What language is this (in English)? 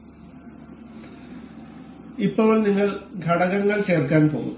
Malayalam